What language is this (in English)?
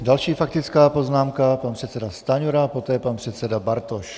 Czech